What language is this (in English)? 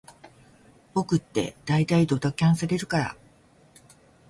Japanese